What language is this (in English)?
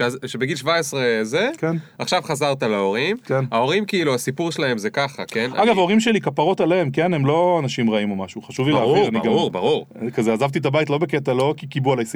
Hebrew